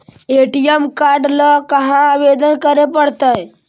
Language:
Magahi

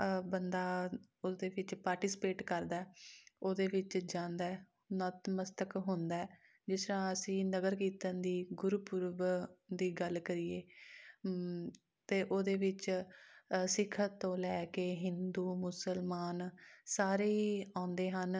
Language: Punjabi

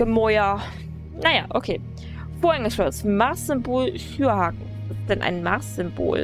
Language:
German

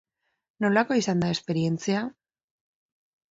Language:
Basque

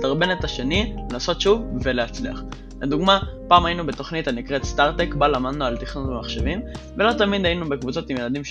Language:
Hebrew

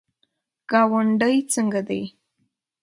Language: Pashto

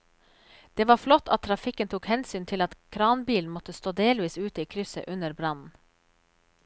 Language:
Norwegian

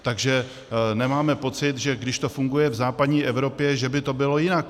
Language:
Czech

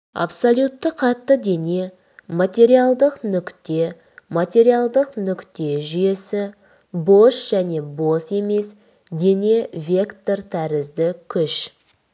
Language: Kazakh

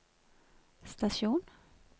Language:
Norwegian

